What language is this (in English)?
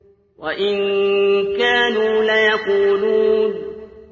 Arabic